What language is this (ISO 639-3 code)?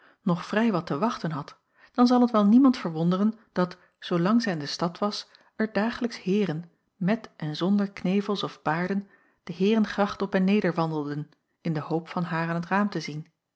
nld